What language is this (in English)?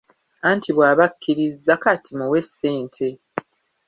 Ganda